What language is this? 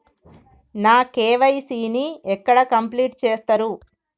Telugu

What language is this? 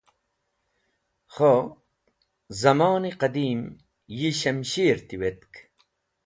Wakhi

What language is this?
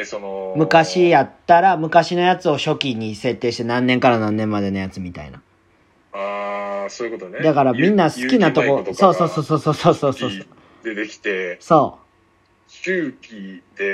Japanese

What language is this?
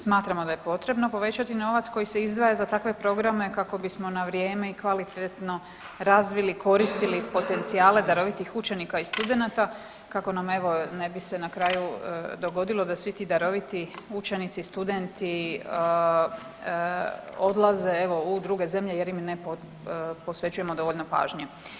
Croatian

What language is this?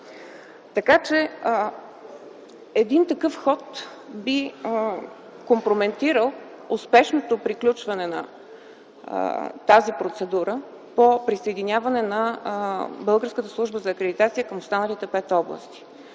Bulgarian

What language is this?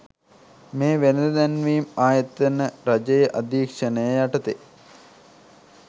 Sinhala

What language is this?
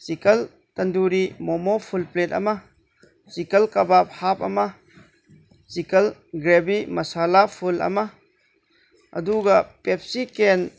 Manipuri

